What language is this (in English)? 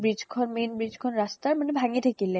Assamese